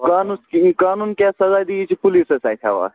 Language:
Kashmiri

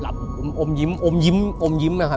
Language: Thai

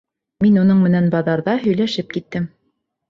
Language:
Bashkir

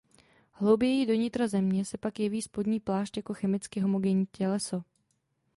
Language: Czech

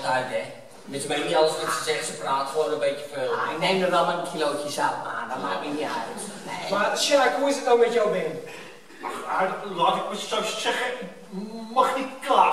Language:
Dutch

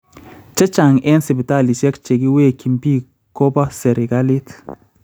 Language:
Kalenjin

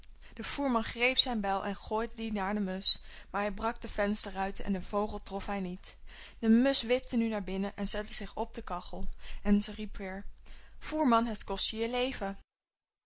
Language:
Dutch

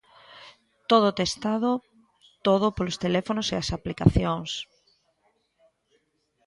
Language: Galician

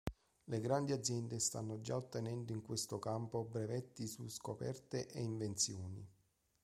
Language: Italian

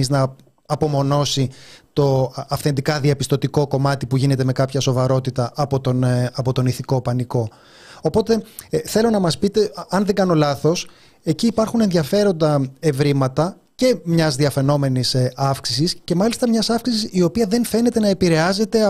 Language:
Greek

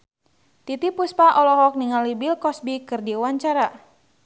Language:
Sundanese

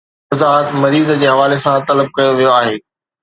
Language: Sindhi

